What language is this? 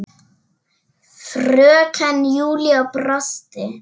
Icelandic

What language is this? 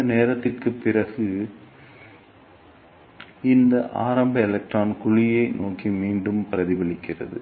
Tamil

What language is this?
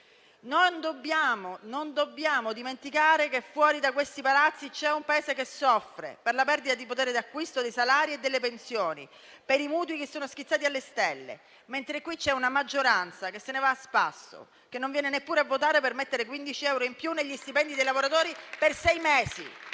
Italian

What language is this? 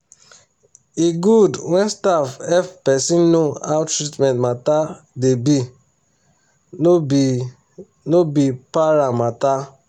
Nigerian Pidgin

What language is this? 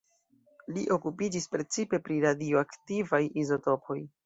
Esperanto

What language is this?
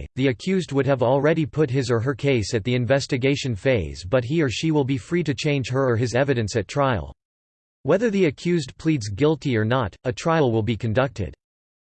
English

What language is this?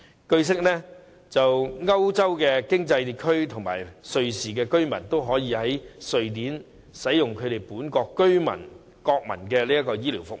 Cantonese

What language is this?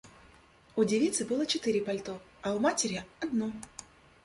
Russian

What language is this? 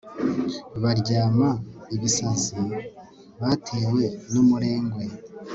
Kinyarwanda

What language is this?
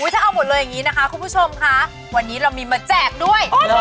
Thai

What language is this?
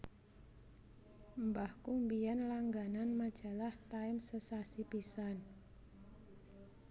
Javanese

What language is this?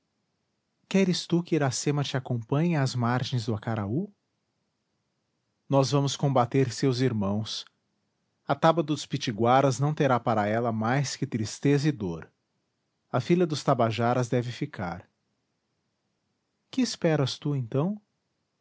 Portuguese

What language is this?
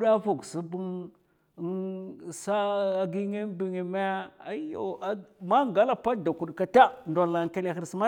Mafa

